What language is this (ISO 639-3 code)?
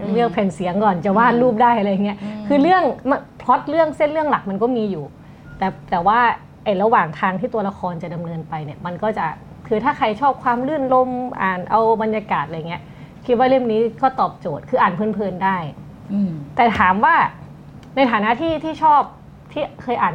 tha